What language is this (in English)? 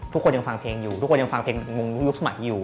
Thai